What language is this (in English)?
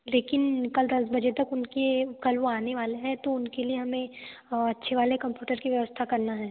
Hindi